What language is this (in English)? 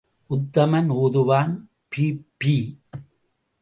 Tamil